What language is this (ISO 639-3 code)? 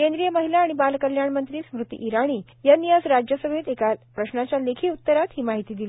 mar